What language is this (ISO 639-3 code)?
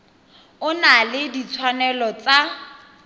tsn